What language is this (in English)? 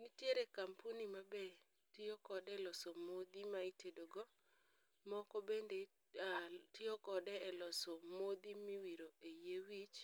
Luo (Kenya and Tanzania)